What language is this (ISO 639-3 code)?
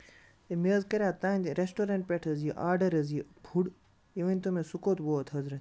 kas